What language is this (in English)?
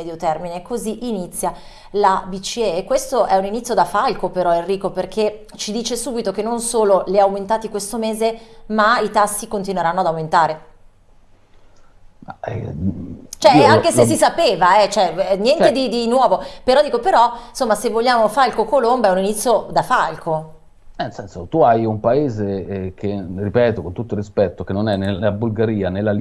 Italian